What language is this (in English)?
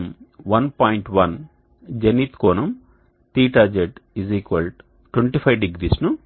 Telugu